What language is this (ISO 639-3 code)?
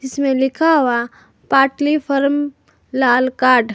hin